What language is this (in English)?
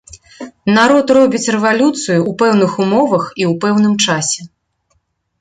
Belarusian